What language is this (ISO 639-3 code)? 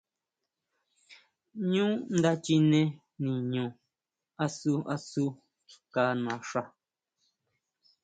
mau